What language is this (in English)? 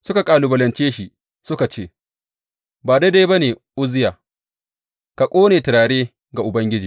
Hausa